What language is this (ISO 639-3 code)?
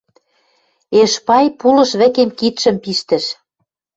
mrj